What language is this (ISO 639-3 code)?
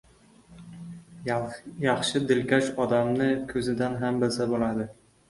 uzb